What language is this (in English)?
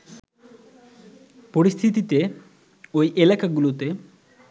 Bangla